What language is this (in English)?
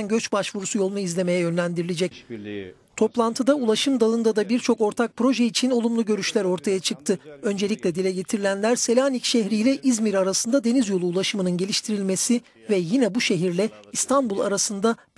Turkish